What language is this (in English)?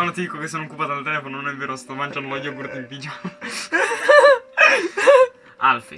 Italian